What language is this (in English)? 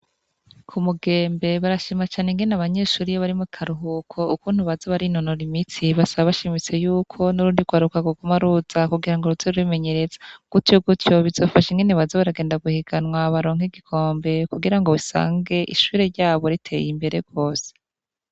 Rundi